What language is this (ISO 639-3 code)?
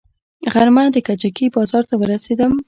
pus